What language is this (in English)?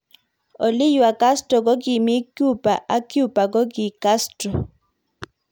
Kalenjin